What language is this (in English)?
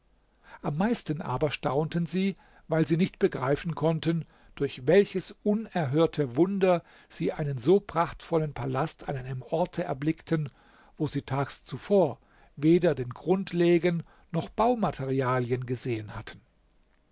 German